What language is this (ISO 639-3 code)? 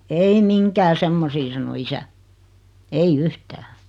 fin